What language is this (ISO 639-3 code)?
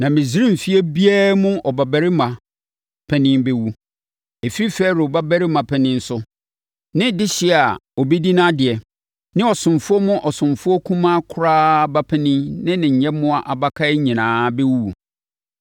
aka